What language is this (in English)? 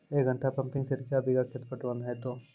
Maithili